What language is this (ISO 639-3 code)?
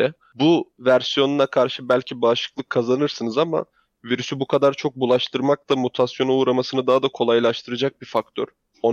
tur